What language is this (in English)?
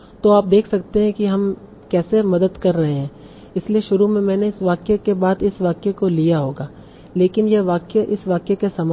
Hindi